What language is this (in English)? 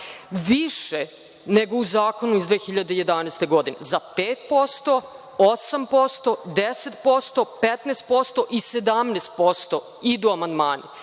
Serbian